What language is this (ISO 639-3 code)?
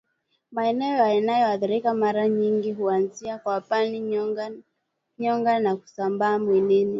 swa